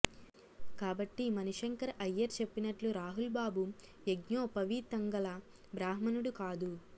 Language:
Telugu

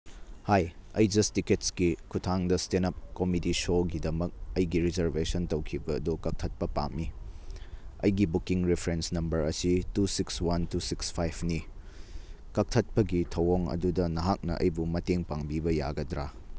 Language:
Manipuri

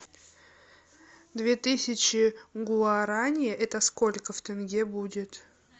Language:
Russian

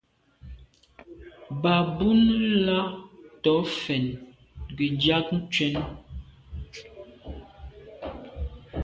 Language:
Medumba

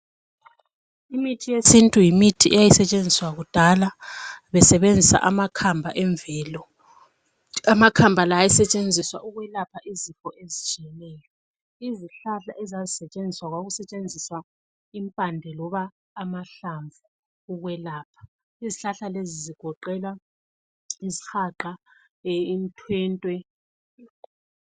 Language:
North Ndebele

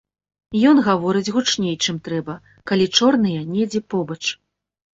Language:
Belarusian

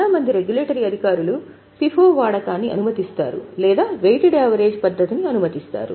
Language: Telugu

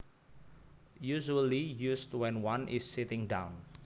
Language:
Javanese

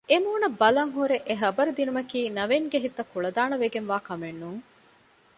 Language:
Divehi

